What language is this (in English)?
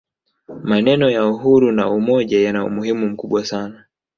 Swahili